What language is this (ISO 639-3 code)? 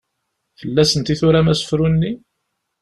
kab